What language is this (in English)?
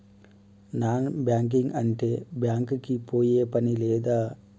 Telugu